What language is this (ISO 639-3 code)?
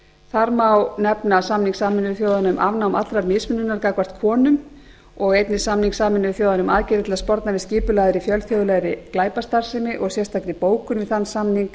isl